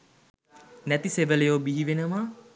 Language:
Sinhala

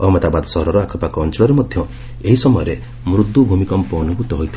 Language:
Odia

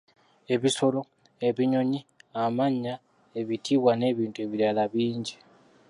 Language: Ganda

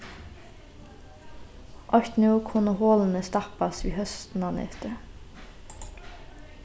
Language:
Faroese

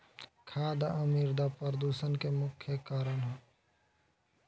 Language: Bhojpuri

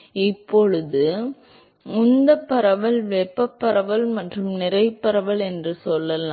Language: Tamil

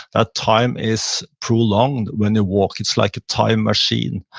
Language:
English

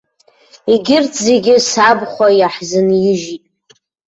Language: Abkhazian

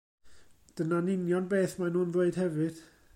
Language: Welsh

